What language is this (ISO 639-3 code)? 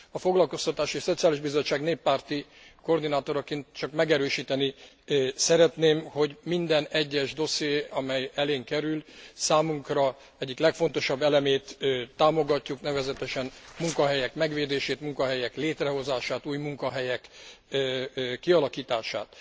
hun